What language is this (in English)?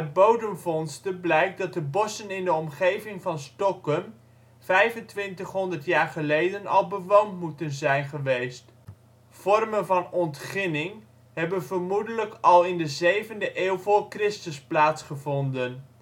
Dutch